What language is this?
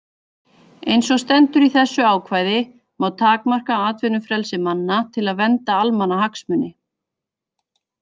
Icelandic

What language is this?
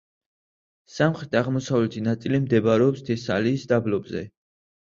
Georgian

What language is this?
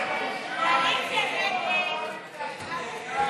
Hebrew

